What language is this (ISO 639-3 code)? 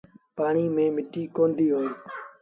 sbn